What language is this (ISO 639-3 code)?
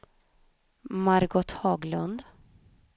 swe